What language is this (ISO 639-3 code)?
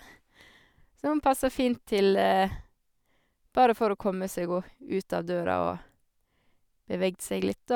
nor